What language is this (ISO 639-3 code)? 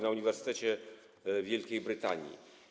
pol